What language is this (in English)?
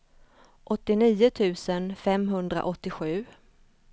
Swedish